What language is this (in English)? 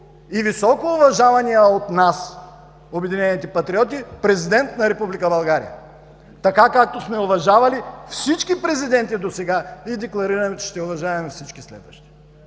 Bulgarian